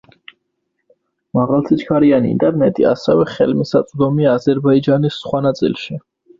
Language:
Georgian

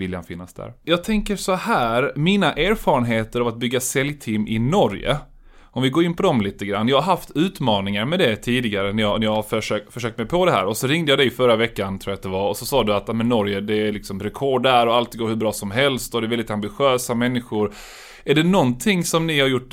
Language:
Swedish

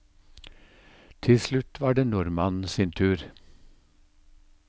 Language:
Norwegian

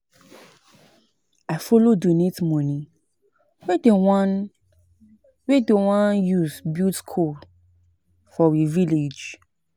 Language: Nigerian Pidgin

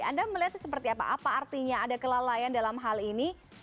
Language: Indonesian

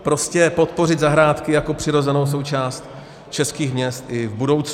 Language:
Czech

